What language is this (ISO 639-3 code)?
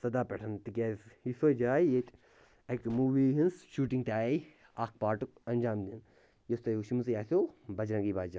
kas